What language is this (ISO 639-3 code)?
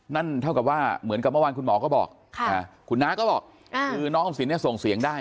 tha